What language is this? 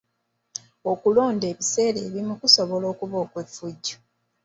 Ganda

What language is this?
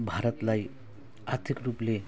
Nepali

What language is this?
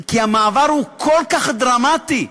Hebrew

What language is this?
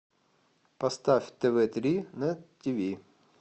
Russian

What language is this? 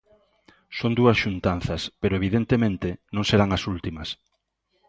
Galician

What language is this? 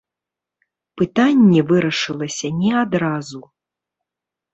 Belarusian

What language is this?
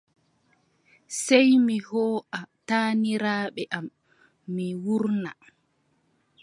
Adamawa Fulfulde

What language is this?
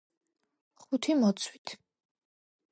Georgian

